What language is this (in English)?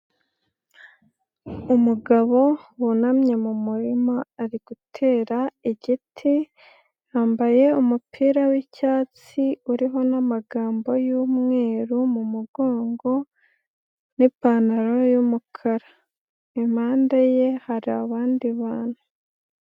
Kinyarwanda